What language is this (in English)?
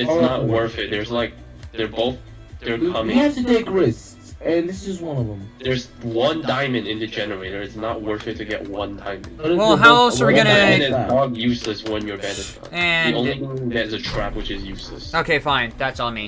English